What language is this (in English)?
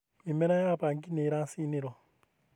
Kikuyu